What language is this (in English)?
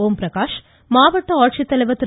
Tamil